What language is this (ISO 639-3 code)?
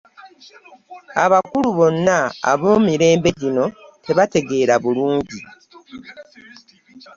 lug